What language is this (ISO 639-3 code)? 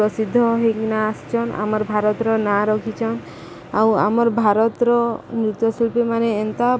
ori